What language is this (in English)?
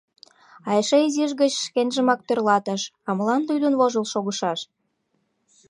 Mari